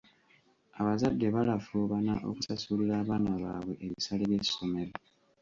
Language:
Ganda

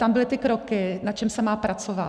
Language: Czech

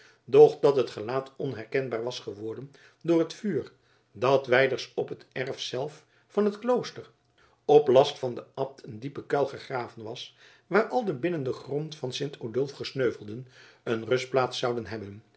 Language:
Dutch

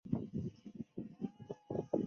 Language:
Chinese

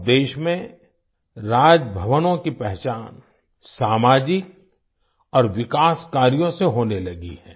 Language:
Hindi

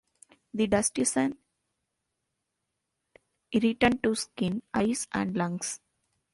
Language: English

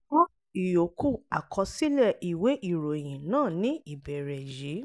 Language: Yoruba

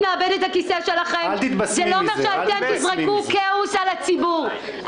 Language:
Hebrew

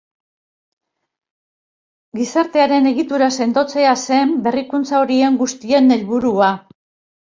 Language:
Basque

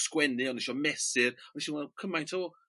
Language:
Welsh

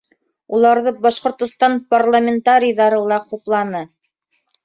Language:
Bashkir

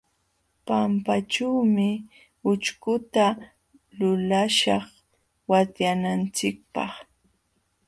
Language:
Jauja Wanca Quechua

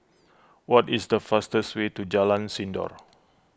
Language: English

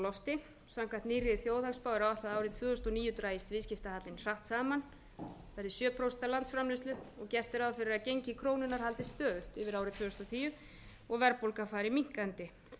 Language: Icelandic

